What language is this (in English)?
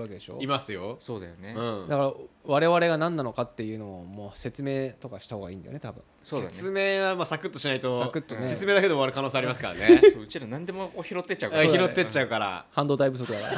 Japanese